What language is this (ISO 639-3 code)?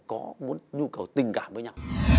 vie